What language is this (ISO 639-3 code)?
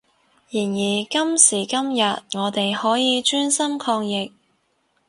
yue